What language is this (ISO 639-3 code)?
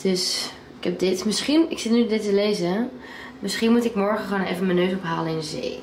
nld